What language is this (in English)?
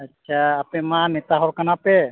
Santali